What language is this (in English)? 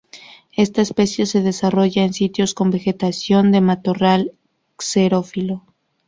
Spanish